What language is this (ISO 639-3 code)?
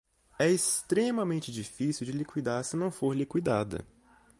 por